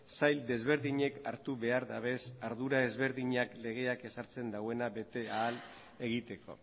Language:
Basque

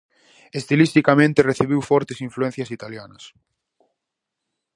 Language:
Galician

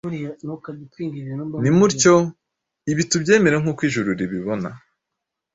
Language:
Kinyarwanda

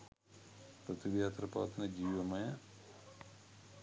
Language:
Sinhala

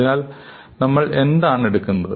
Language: Malayalam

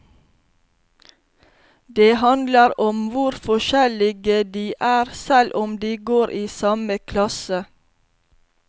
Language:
Norwegian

